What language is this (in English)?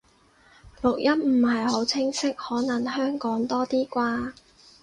Cantonese